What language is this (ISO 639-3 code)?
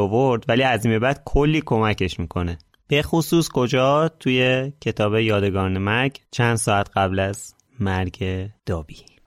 fas